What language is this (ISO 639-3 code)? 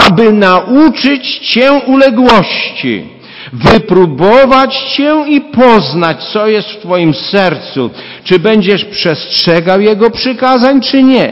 pol